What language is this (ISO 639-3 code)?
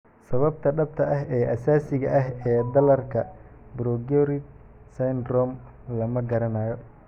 som